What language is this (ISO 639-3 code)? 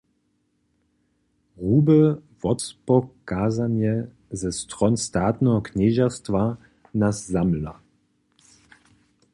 hsb